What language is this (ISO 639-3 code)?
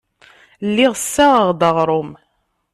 kab